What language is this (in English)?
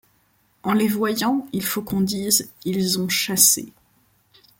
French